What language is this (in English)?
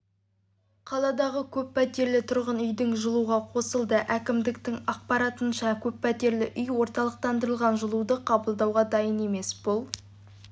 Kazakh